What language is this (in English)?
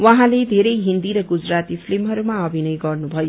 Nepali